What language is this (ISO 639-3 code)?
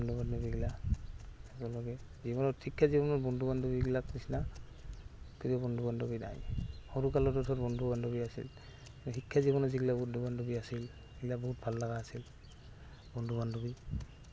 asm